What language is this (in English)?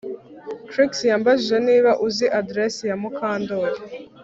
Kinyarwanda